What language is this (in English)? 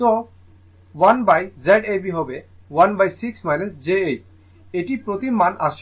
Bangla